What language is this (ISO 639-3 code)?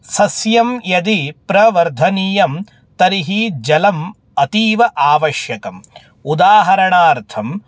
san